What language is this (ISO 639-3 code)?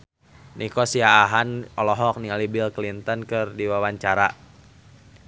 sun